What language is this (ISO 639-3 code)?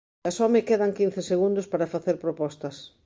glg